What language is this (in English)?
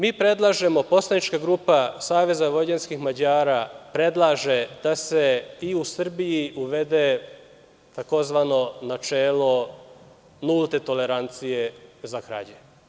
Serbian